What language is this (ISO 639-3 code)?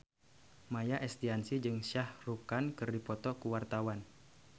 sun